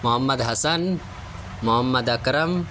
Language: Urdu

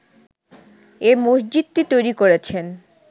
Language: Bangla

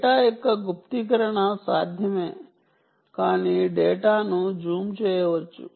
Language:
Telugu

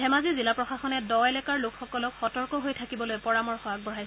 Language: Assamese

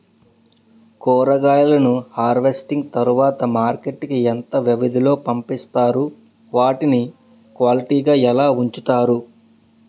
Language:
Telugu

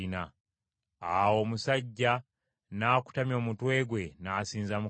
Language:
Ganda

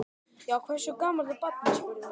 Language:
Icelandic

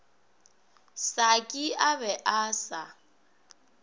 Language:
Northern Sotho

